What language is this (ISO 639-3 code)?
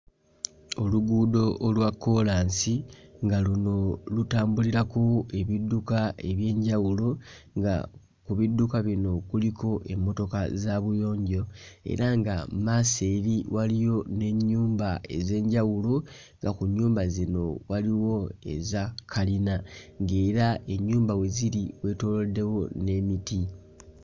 lug